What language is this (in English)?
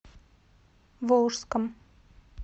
Russian